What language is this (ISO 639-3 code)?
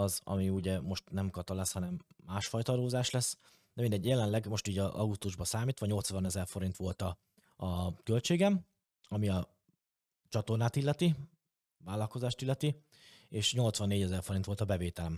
hun